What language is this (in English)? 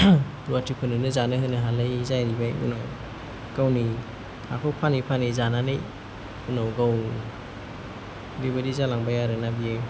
Bodo